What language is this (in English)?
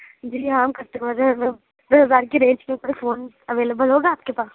Urdu